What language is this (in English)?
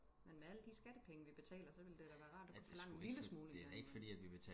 Danish